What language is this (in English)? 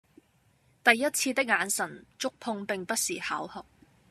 Cantonese